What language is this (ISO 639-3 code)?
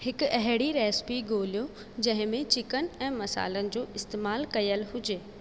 snd